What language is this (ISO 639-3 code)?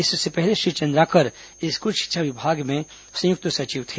hin